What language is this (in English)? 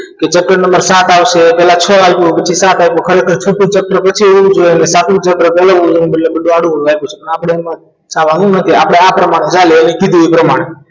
Gujarati